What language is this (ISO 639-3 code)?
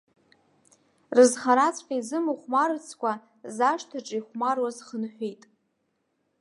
abk